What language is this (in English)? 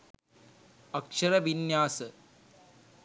Sinhala